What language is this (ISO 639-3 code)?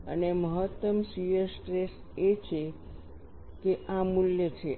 guj